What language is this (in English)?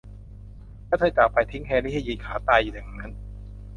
Thai